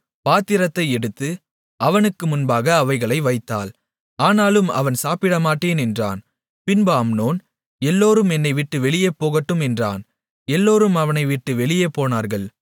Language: Tamil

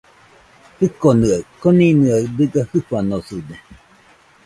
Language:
Nüpode Huitoto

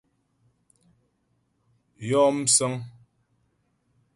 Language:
Ghomala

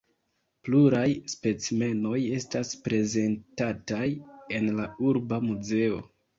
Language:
Esperanto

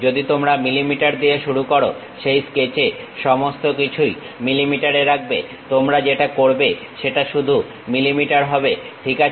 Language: Bangla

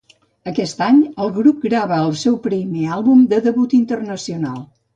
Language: Catalan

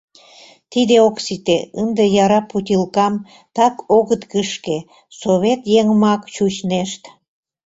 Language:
Mari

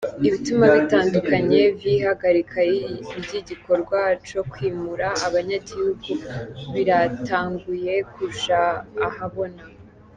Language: Kinyarwanda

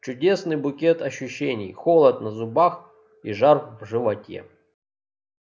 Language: Russian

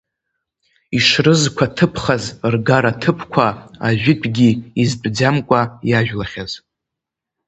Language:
Abkhazian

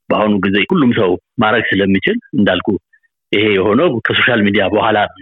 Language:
Amharic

